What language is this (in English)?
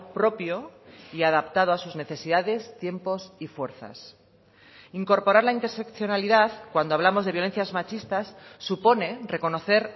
Spanish